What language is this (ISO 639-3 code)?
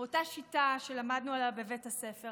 heb